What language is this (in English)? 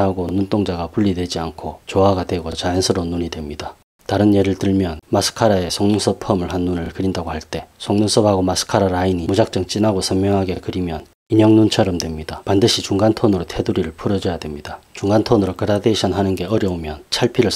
Korean